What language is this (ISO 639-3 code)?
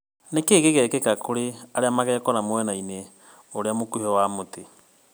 kik